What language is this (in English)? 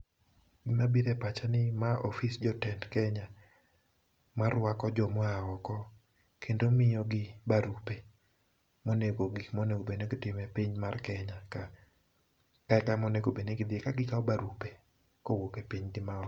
Luo (Kenya and Tanzania)